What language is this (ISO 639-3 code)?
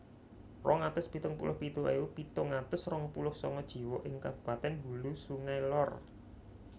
jav